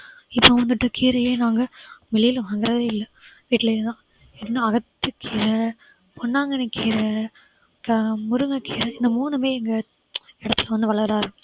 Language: Tamil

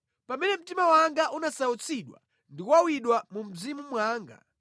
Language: Nyanja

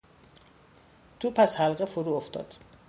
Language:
Persian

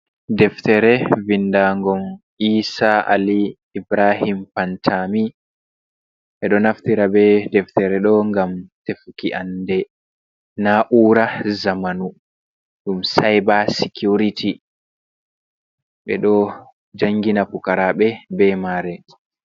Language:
Fula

